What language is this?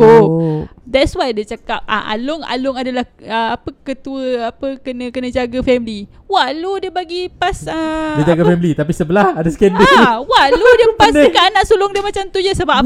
Malay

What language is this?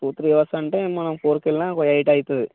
Telugu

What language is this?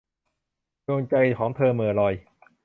Thai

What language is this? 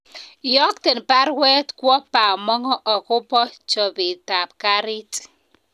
Kalenjin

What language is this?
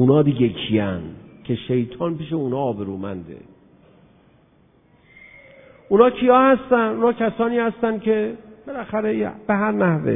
Persian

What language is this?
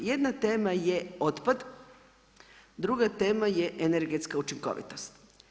Croatian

